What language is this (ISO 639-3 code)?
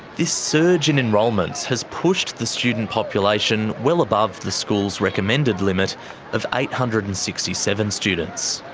eng